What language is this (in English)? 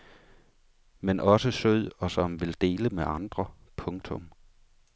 Danish